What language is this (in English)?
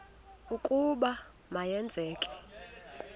Xhosa